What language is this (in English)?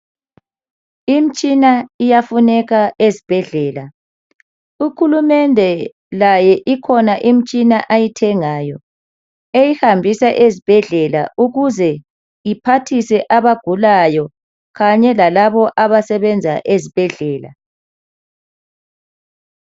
North Ndebele